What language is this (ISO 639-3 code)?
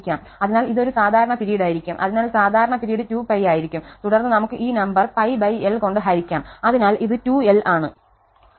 mal